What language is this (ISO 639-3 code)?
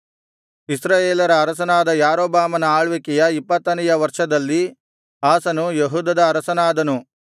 kan